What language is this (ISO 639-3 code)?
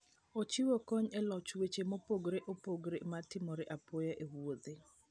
luo